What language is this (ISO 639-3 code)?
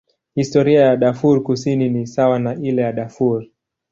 swa